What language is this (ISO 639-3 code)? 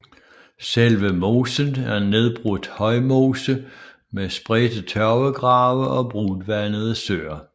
dan